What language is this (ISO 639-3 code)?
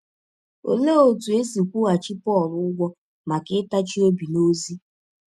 ibo